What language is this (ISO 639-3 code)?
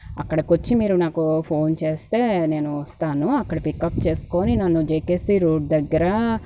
tel